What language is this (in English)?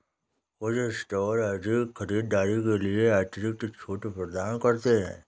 Hindi